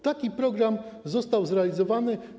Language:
Polish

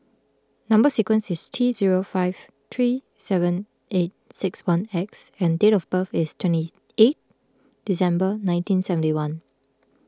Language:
English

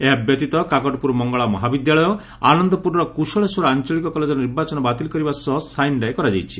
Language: Odia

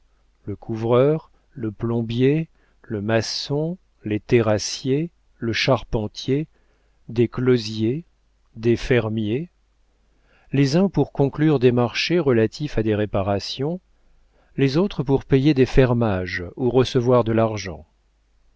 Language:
French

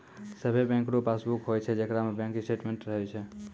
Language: Maithili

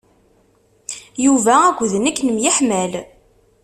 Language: Kabyle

